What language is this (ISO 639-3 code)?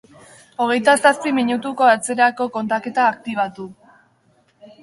eus